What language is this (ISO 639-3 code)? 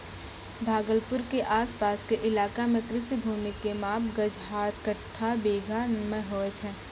mai